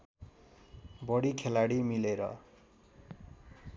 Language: Nepali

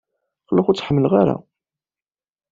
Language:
Kabyle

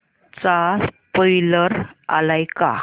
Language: Marathi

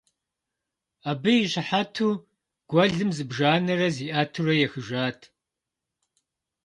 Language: Kabardian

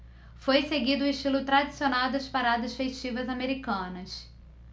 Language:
Portuguese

